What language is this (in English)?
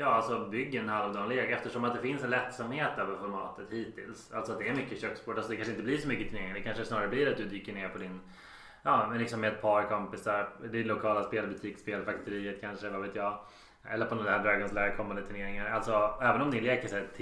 Swedish